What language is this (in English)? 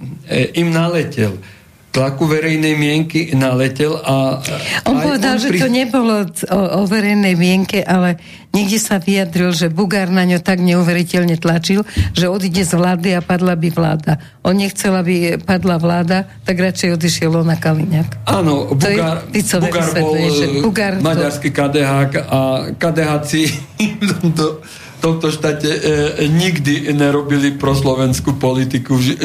Slovak